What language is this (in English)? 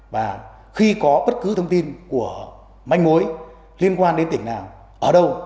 Vietnamese